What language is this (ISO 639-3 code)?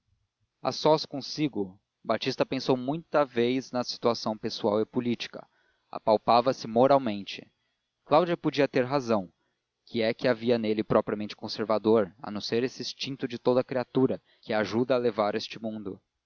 por